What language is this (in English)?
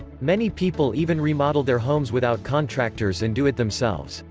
English